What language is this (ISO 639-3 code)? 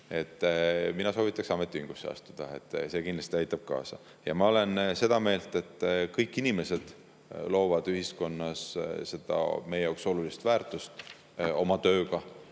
est